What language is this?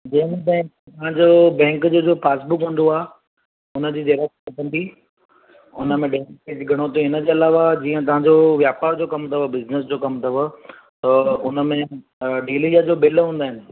Sindhi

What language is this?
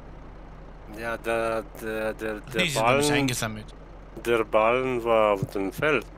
German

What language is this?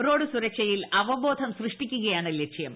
Malayalam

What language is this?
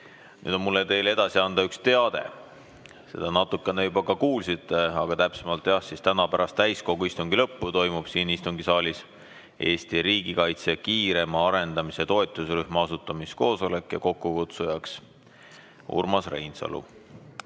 Estonian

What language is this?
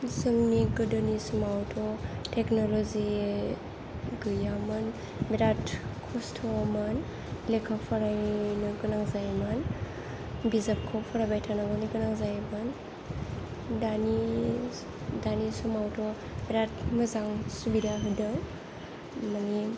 Bodo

